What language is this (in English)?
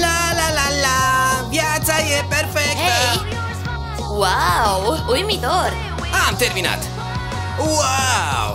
Romanian